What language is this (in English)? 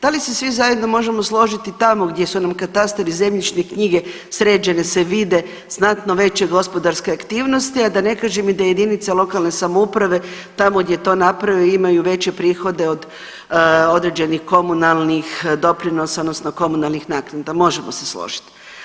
Croatian